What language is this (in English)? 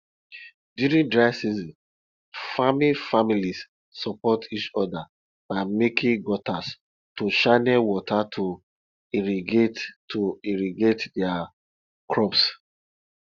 Nigerian Pidgin